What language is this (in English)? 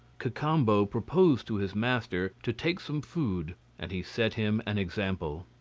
English